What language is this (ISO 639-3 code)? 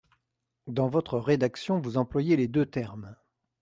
fra